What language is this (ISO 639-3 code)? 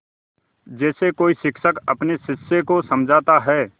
hin